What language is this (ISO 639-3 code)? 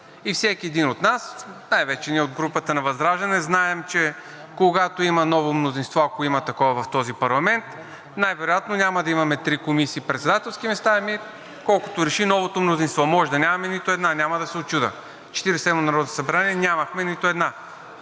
bul